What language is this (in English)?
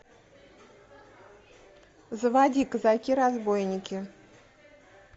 Russian